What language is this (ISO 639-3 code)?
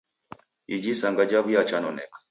dav